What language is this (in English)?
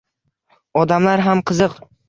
Uzbek